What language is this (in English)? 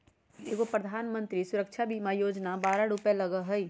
Magahi